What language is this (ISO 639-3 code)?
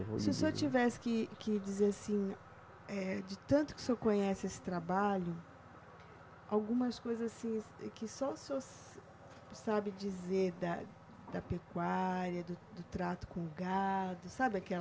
por